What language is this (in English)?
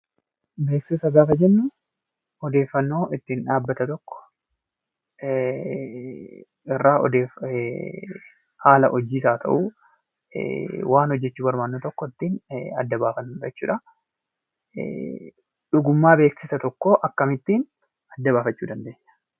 Oromo